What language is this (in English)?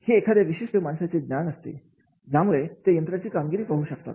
Marathi